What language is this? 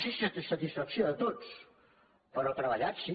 Catalan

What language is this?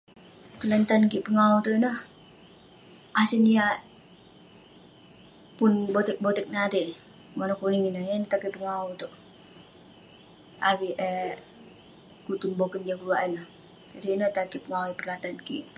Western Penan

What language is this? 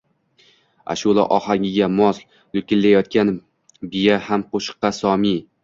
Uzbek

